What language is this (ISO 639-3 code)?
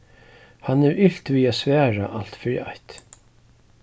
fao